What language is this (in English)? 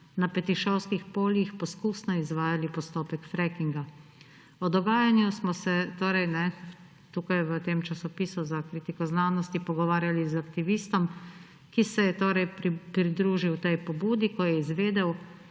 Slovenian